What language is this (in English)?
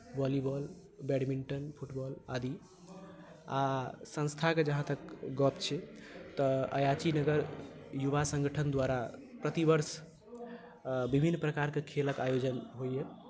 Maithili